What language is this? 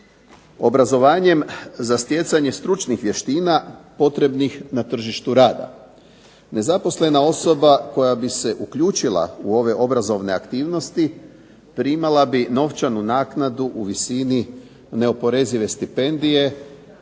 Croatian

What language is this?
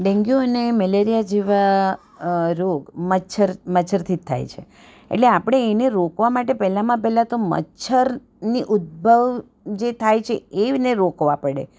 Gujarati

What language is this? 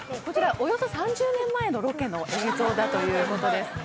Japanese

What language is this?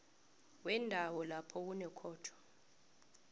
South Ndebele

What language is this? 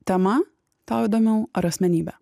Lithuanian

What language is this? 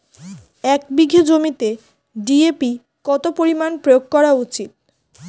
Bangla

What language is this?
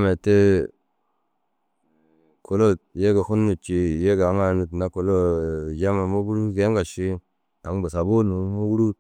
Dazaga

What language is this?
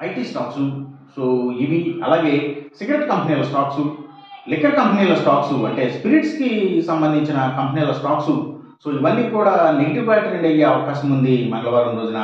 Telugu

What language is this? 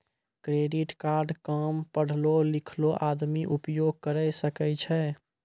Maithili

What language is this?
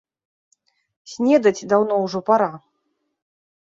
Belarusian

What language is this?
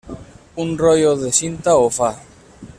Catalan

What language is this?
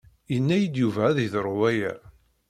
Kabyle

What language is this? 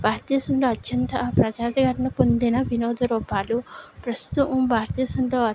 Telugu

